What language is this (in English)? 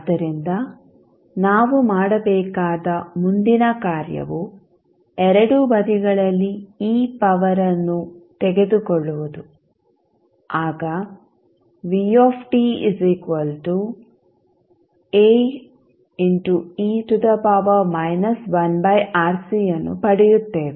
Kannada